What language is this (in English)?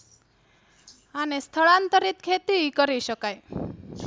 Gujarati